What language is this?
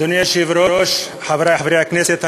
Hebrew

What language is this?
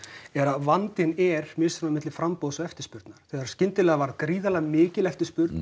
Icelandic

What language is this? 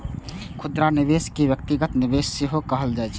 Maithili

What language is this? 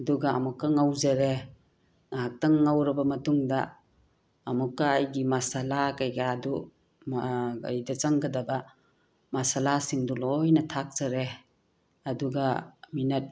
Manipuri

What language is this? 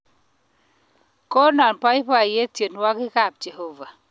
Kalenjin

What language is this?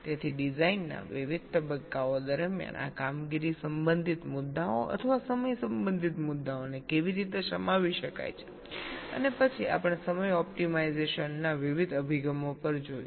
Gujarati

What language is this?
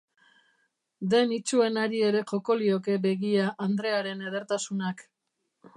Basque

